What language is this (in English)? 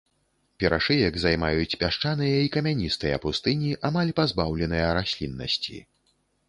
Belarusian